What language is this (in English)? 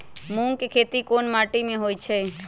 Magahi